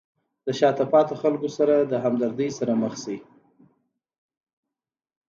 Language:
Pashto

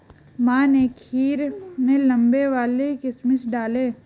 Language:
Hindi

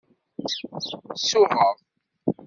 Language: Kabyle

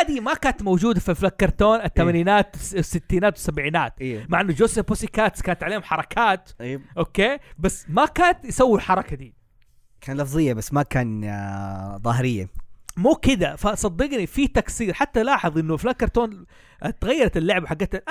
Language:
Arabic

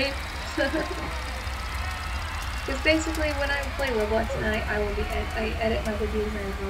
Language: English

